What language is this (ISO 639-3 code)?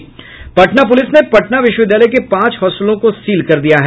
hin